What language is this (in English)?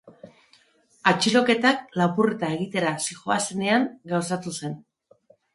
Basque